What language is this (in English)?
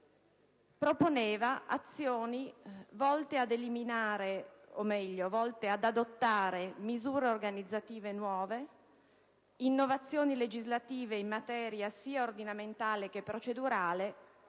Italian